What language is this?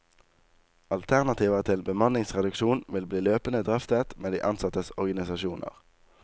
Norwegian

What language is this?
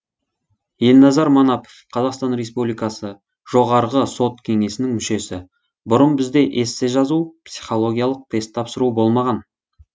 Kazakh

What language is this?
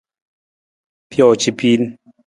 Nawdm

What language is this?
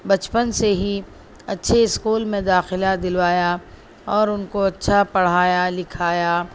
Urdu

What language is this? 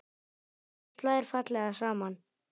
Icelandic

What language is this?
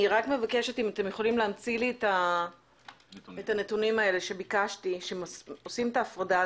Hebrew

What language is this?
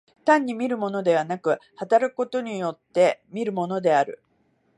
Japanese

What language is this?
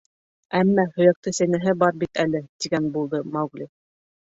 Bashkir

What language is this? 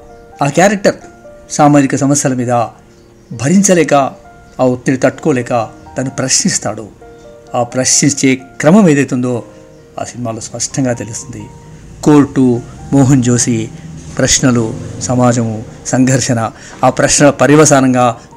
Telugu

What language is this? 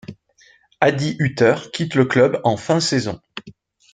French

